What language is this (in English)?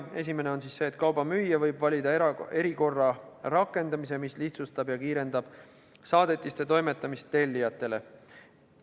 Estonian